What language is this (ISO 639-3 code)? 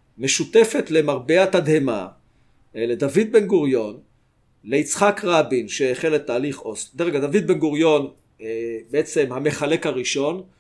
heb